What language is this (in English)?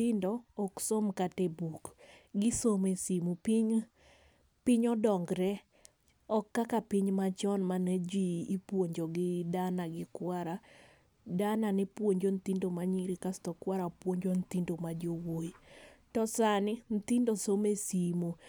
Luo (Kenya and Tanzania)